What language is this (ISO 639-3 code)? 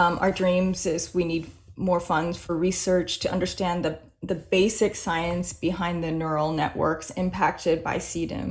eng